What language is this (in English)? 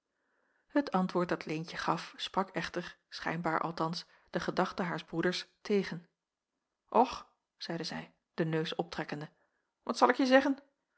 Dutch